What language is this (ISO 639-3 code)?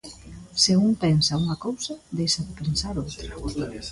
glg